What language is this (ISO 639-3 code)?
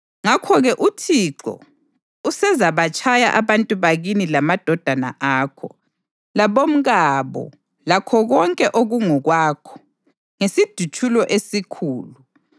nde